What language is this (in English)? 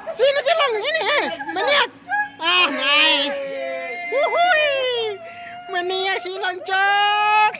Indonesian